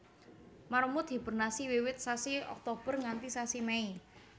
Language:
Javanese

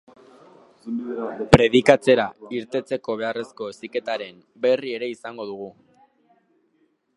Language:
Basque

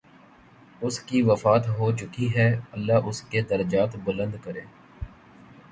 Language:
Urdu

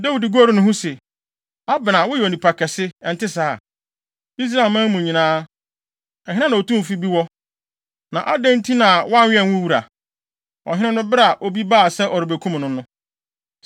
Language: Akan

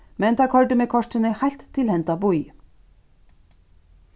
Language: Faroese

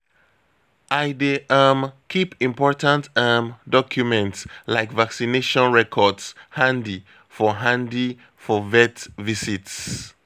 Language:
Nigerian Pidgin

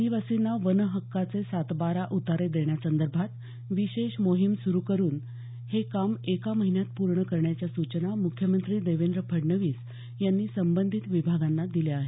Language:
Marathi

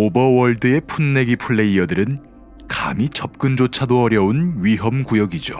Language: Korean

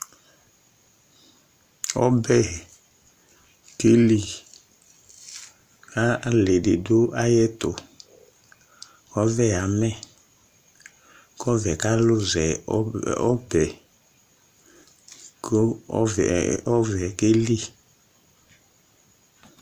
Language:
Ikposo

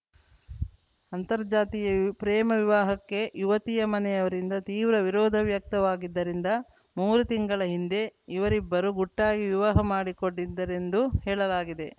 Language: Kannada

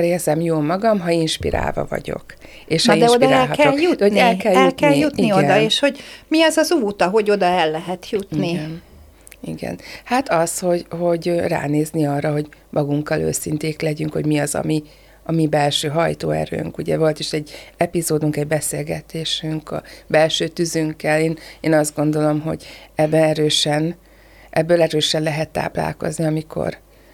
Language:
Hungarian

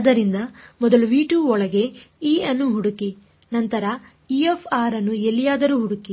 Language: Kannada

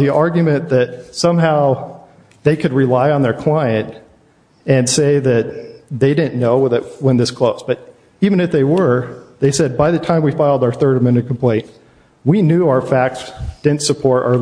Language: English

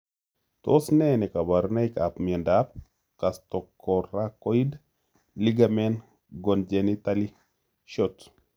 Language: Kalenjin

